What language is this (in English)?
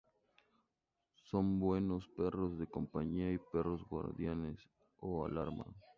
Spanish